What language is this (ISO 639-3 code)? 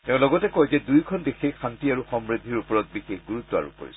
asm